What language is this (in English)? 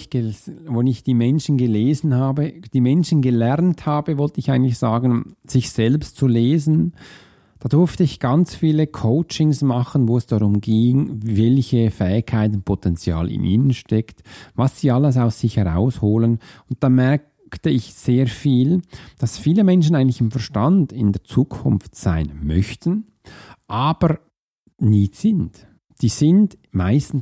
German